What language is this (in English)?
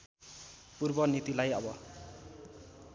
Nepali